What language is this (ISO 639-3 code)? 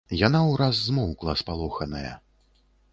bel